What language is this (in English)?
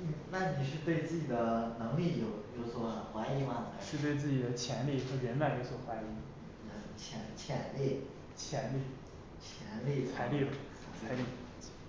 Chinese